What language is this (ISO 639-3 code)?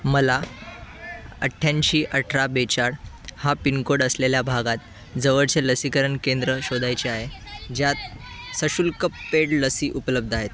mar